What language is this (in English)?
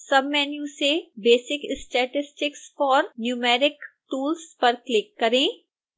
Hindi